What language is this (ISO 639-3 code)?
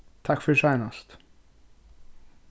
fao